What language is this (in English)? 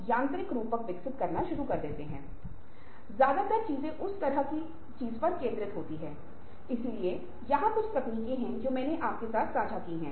Hindi